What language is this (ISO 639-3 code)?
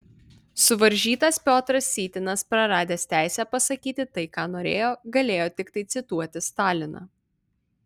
lit